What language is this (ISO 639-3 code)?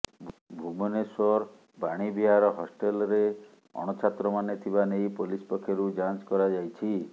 ori